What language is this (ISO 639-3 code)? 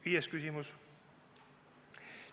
est